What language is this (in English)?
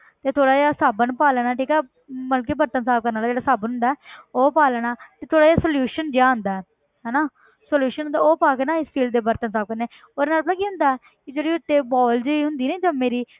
Punjabi